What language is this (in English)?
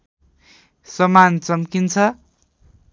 Nepali